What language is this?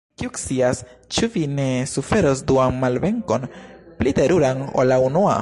Esperanto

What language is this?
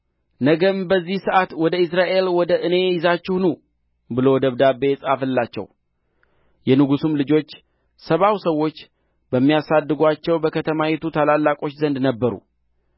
Amharic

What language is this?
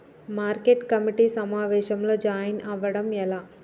Telugu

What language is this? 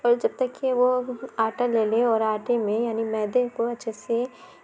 Urdu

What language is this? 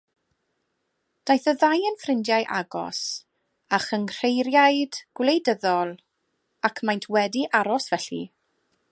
Welsh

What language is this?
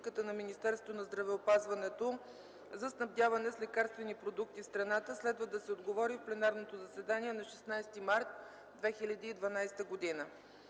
Bulgarian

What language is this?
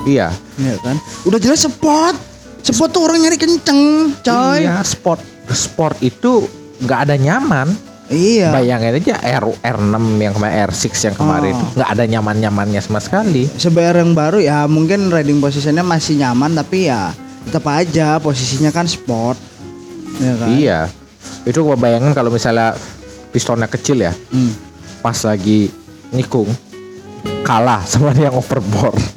Indonesian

